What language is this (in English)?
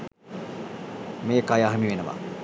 Sinhala